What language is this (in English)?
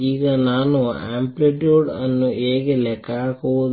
Kannada